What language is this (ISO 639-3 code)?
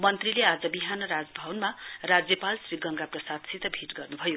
nep